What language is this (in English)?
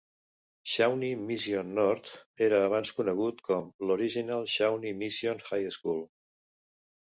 Catalan